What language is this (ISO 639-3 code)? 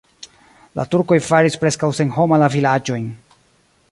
epo